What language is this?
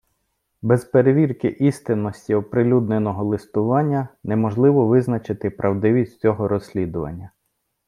Ukrainian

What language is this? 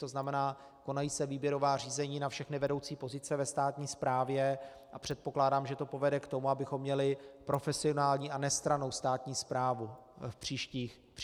Czech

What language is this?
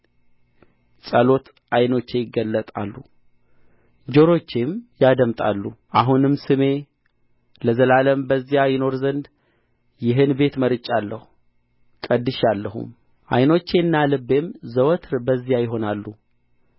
Amharic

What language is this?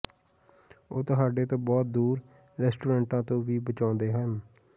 Punjabi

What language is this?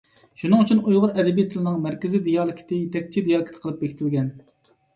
Uyghur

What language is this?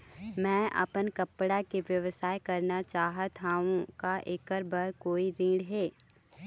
Chhattisgarhi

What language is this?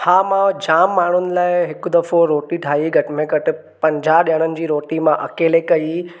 Sindhi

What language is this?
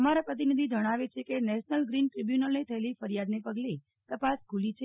Gujarati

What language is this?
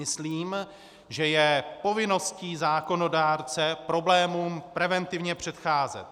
Czech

